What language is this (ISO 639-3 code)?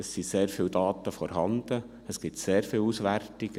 gsw